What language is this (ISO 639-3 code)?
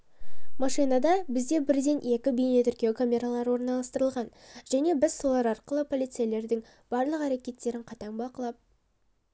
kaz